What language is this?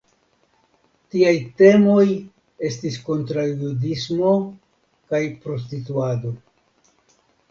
Esperanto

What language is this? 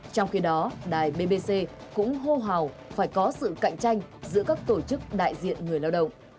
Vietnamese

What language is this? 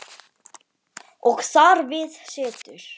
Icelandic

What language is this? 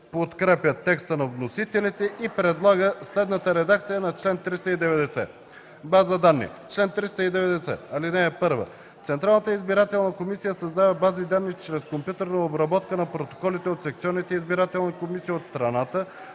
Bulgarian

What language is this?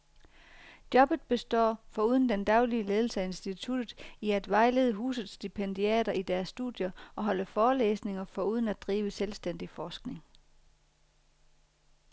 Danish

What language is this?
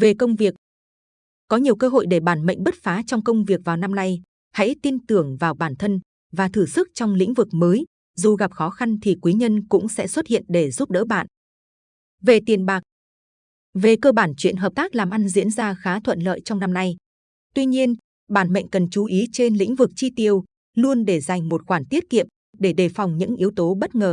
Vietnamese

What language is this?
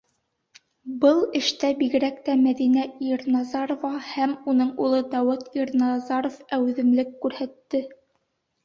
Bashkir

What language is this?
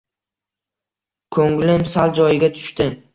Uzbek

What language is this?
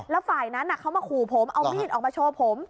Thai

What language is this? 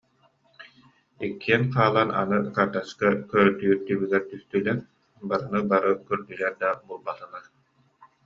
Yakut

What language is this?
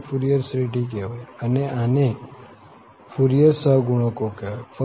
Gujarati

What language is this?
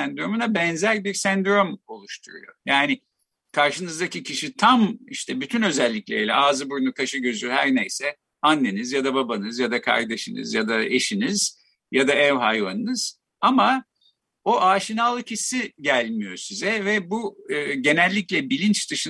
Turkish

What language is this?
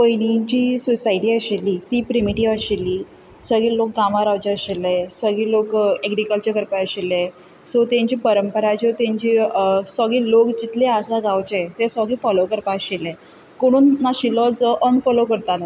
Konkani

